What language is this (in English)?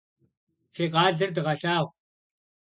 Kabardian